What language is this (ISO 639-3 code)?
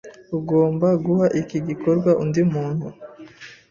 kin